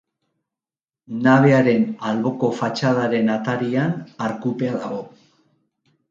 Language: Basque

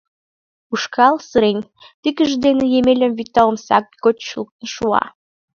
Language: Mari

